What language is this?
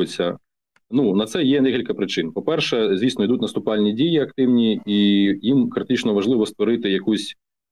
Ukrainian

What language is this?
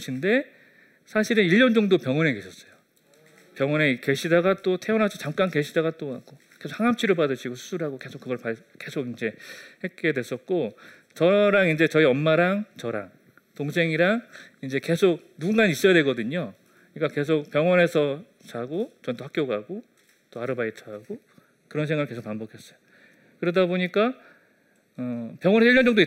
Korean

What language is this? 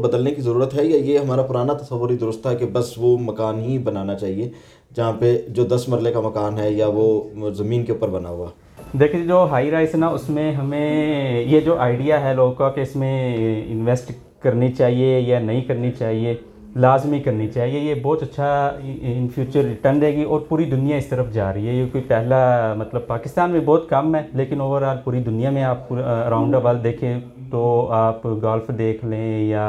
Urdu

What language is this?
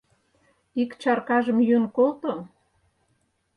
Mari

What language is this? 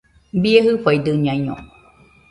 Nüpode Huitoto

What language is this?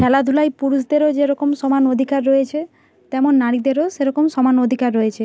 Bangla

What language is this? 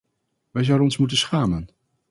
Dutch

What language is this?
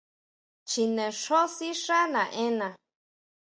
Huautla Mazatec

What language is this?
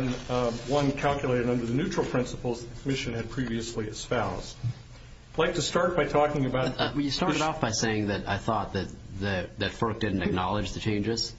English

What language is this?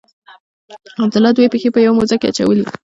Pashto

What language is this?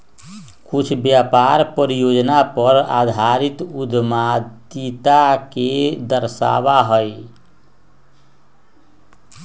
Magahi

